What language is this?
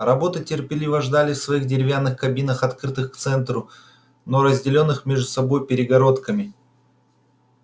Russian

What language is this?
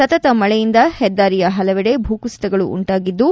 Kannada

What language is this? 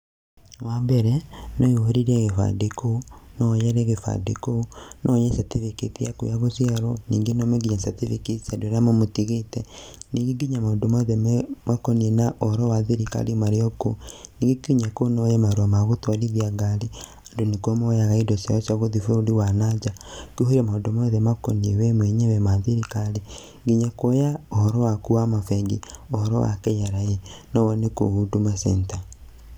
Kikuyu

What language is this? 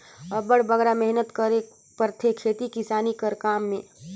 Chhattisgarhi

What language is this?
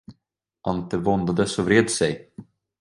Swedish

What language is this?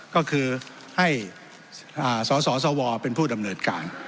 Thai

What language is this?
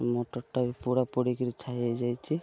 Odia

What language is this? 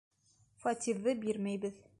Bashkir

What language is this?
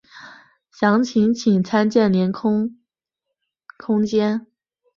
Chinese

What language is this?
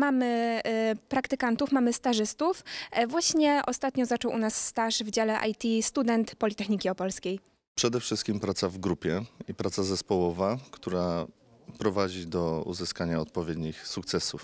Polish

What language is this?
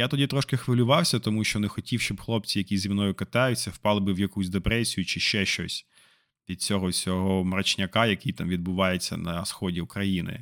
Ukrainian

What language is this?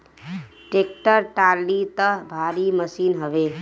Bhojpuri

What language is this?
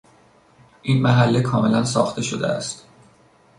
Persian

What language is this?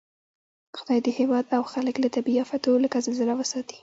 Pashto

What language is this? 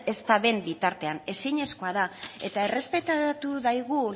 Basque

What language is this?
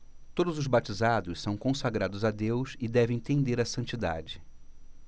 Portuguese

